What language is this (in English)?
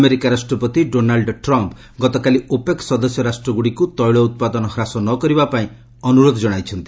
Odia